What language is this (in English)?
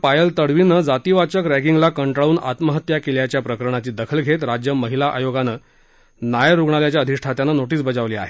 Marathi